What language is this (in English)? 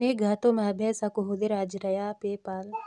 Kikuyu